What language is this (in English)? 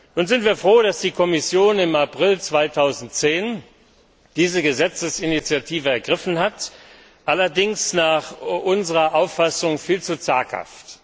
German